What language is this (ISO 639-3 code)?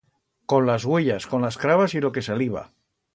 arg